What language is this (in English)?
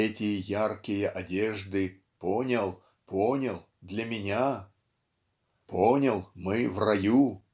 Russian